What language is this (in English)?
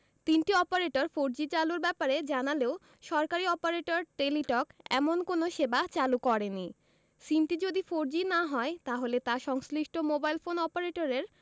Bangla